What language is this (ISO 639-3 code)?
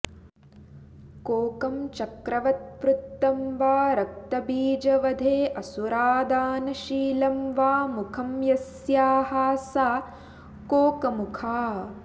san